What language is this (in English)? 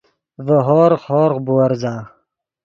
Yidgha